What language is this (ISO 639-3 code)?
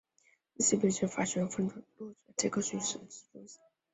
zho